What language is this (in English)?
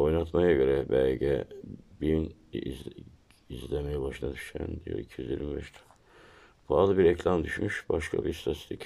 Turkish